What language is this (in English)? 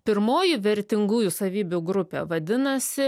Lithuanian